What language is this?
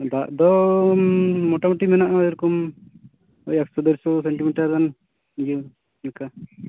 Santali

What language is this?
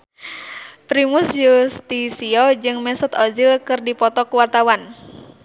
Sundanese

